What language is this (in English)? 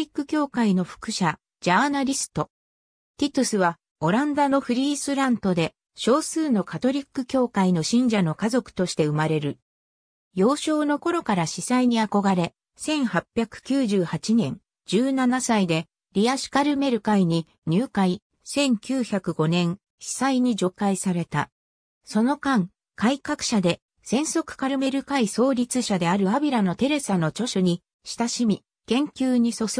Japanese